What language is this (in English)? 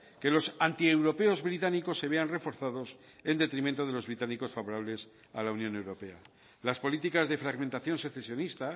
Spanish